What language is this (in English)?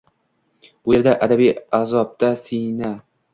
Uzbek